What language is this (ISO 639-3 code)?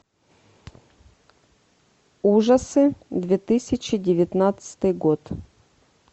rus